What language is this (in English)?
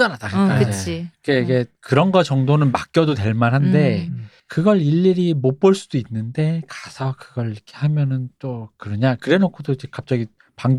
Korean